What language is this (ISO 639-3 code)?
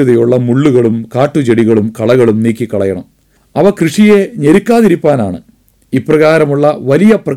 mal